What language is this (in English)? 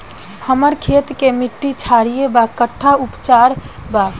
Bhojpuri